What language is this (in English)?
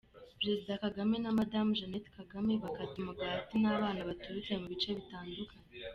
Kinyarwanda